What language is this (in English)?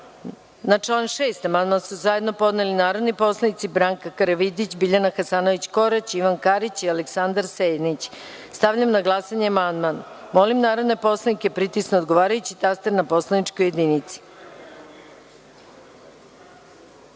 Serbian